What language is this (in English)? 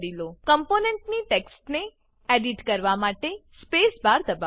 Gujarati